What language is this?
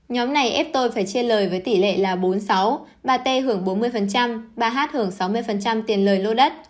Vietnamese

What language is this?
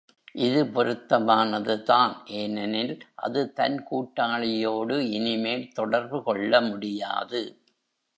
Tamil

